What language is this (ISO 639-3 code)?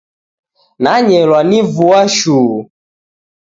dav